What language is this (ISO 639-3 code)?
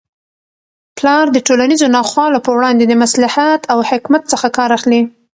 pus